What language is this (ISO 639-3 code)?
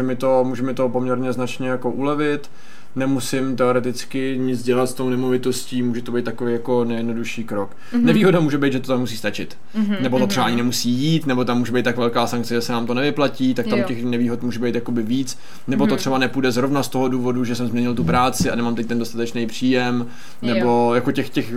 ces